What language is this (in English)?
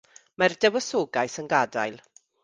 Welsh